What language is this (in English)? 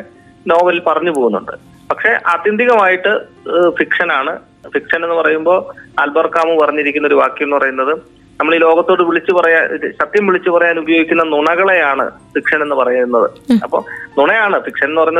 Malayalam